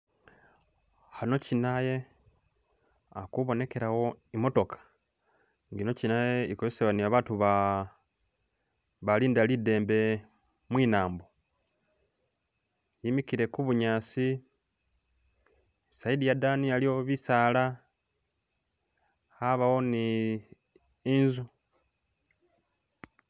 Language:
Masaaba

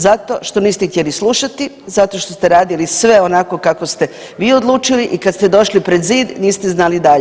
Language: Croatian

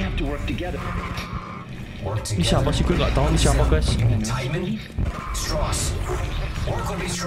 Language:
Indonesian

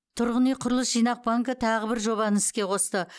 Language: Kazakh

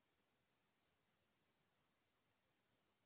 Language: Chhattisgarhi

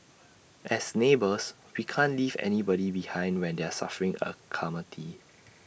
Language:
English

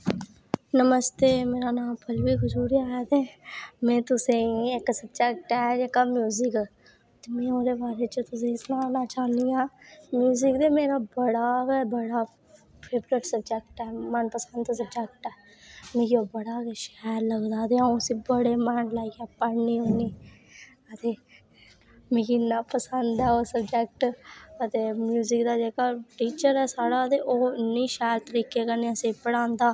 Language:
Dogri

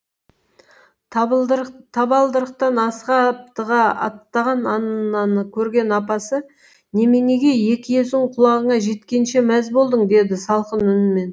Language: Kazakh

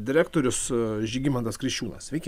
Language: Lithuanian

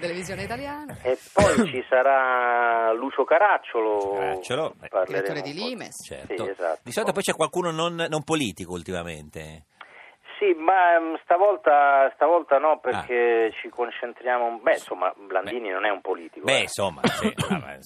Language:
Italian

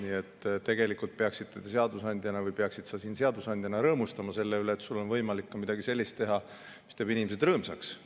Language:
Estonian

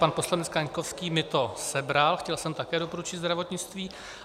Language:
Czech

